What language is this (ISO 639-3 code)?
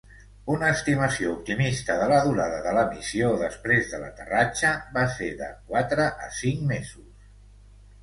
cat